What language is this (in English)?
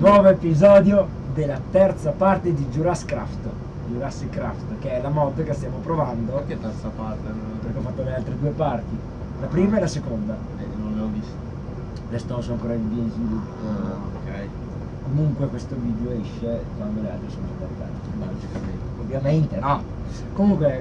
Italian